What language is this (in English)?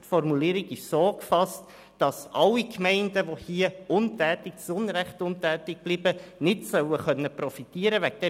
Swiss German